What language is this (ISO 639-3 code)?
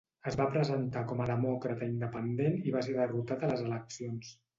cat